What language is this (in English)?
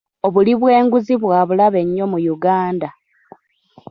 Ganda